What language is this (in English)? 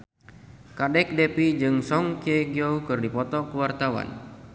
Sundanese